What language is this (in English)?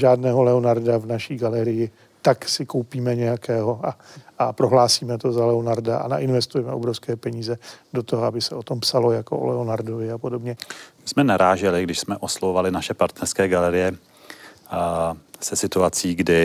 Czech